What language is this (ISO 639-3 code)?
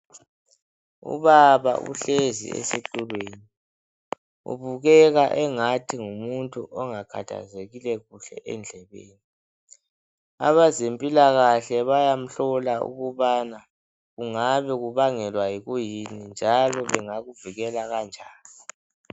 nde